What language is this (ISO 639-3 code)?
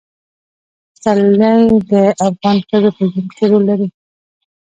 pus